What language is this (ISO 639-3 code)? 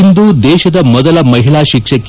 kan